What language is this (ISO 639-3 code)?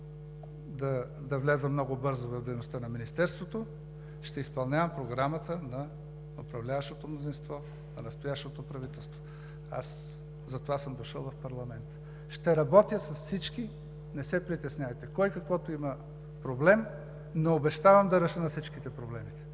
bul